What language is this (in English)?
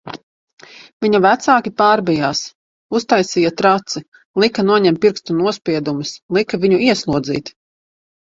Latvian